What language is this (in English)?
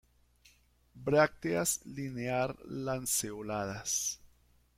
Spanish